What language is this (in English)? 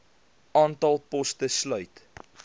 Afrikaans